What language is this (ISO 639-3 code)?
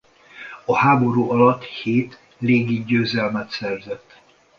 hun